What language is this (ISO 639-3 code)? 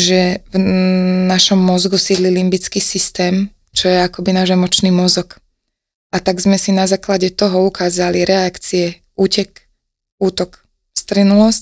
slk